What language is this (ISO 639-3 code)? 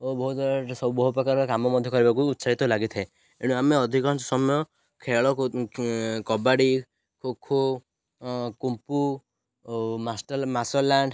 ori